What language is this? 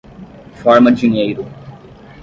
Portuguese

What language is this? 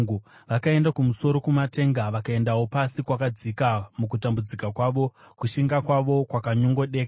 Shona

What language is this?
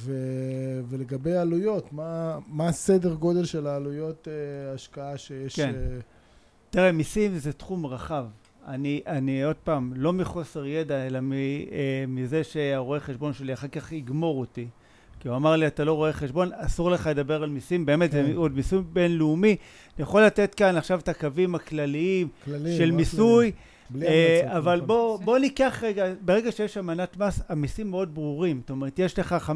Hebrew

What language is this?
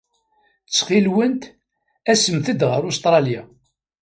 Kabyle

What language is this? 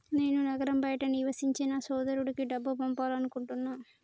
Telugu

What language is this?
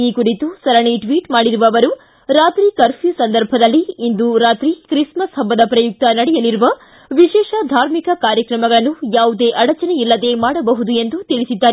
Kannada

